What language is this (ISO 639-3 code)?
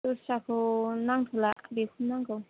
brx